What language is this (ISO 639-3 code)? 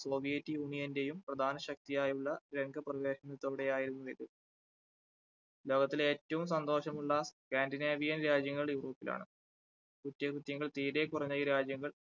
mal